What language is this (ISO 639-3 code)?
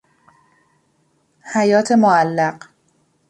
fas